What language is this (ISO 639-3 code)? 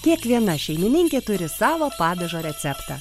lit